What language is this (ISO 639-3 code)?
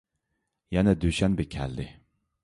uig